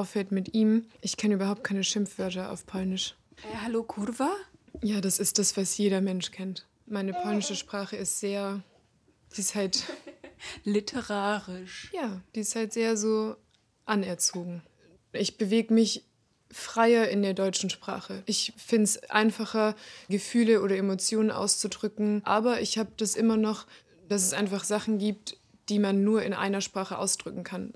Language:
German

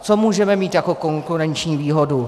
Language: Czech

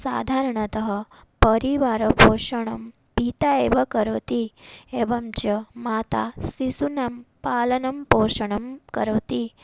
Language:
Sanskrit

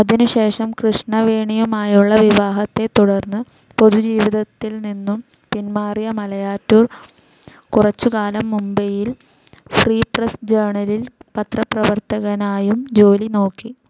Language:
Malayalam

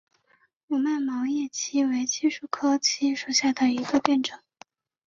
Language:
Chinese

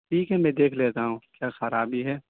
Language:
Urdu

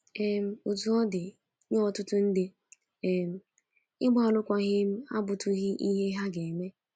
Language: Igbo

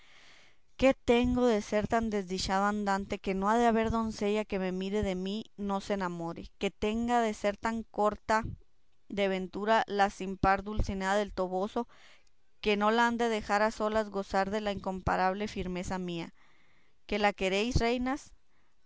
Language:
Spanish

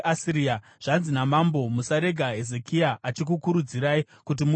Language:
Shona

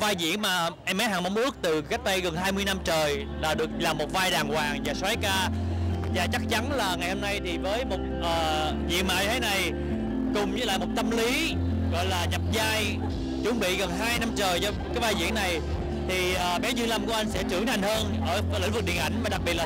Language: Vietnamese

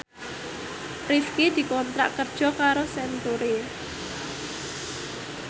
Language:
Javanese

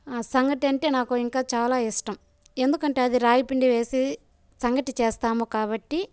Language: Telugu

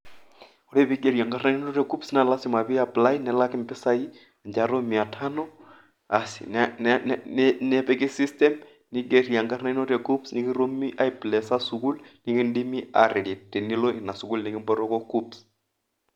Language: Masai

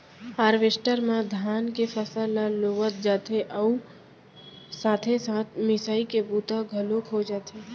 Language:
Chhattisgarhi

